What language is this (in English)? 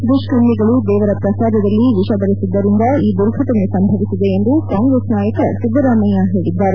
Kannada